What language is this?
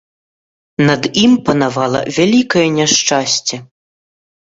Belarusian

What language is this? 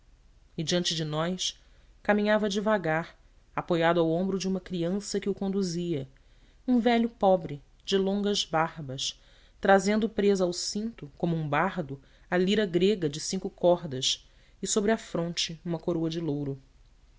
Portuguese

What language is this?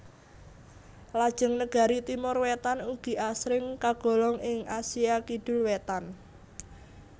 Javanese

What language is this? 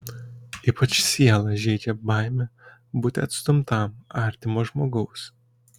Lithuanian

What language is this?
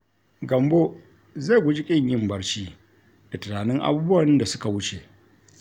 Hausa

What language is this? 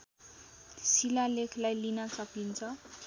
Nepali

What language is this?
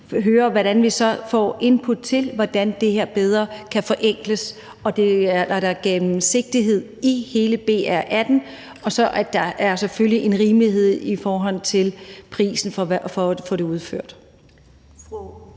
Danish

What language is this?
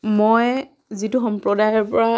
Assamese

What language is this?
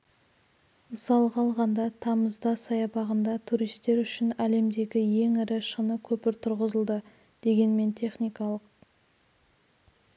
Kazakh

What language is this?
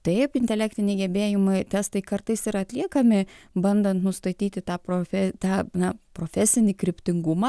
Lithuanian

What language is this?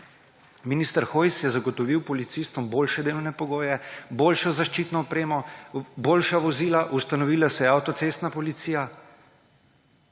Slovenian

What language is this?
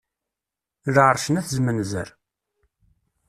Kabyle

